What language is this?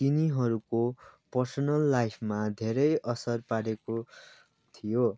Nepali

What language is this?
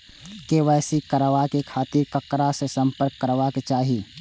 Maithili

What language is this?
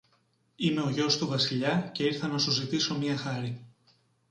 Greek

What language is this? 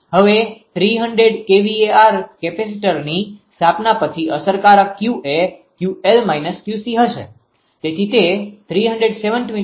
Gujarati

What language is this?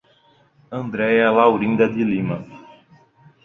Portuguese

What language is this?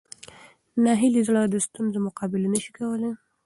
Pashto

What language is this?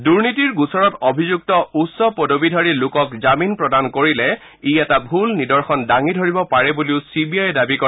Assamese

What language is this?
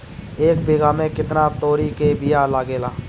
Bhojpuri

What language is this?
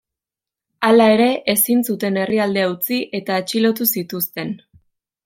Basque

